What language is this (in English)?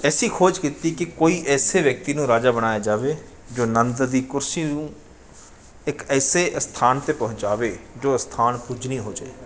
Punjabi